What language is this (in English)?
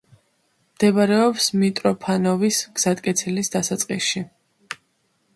Georgian